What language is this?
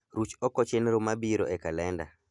Luo (Kenya and Tanzania)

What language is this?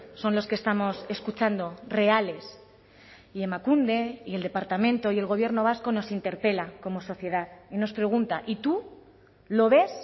Spanish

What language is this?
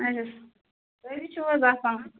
Kashmiri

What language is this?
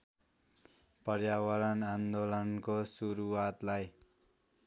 Nepali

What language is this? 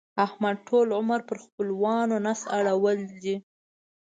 Pashto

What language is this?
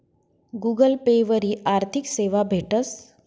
Marathi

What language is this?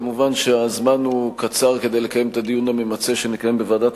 Hebrew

